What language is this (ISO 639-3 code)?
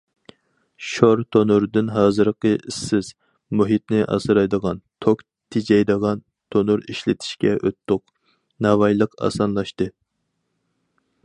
uig